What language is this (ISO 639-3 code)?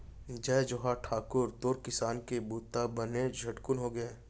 hne